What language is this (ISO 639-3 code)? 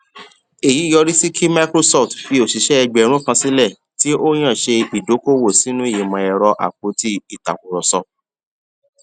yor